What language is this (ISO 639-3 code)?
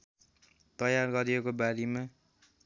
nep